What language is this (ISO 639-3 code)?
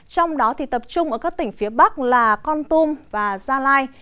vie